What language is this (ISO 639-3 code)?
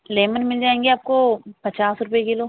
urd